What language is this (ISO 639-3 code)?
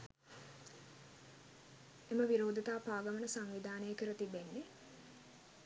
sin